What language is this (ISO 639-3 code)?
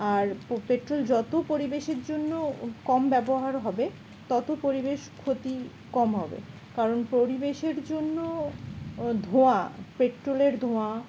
ben